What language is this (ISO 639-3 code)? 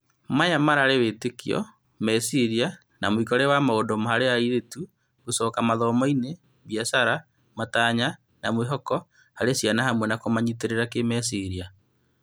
kik